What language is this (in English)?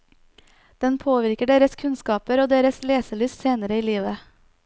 Norwegian